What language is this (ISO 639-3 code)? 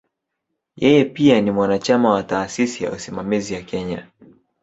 swa